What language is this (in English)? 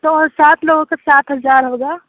Urdu